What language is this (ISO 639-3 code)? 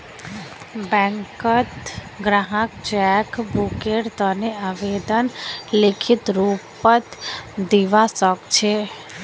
mag